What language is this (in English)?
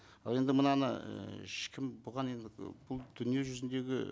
Kazakh